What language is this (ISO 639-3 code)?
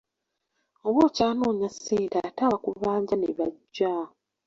lug